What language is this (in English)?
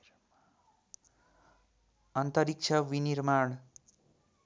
Nepali